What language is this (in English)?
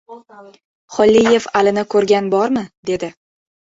Uzbek